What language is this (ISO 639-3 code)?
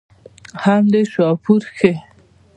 pus